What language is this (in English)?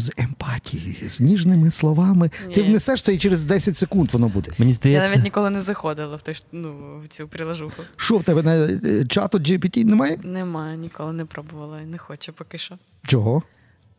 Ukrainian